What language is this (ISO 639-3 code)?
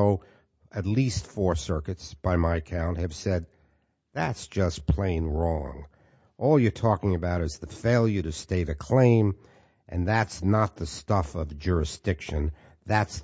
eng